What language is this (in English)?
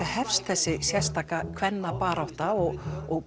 Icelandic